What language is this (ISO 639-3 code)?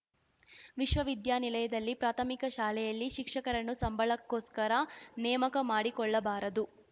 kan